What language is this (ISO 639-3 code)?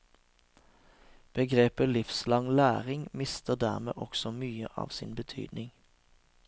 nor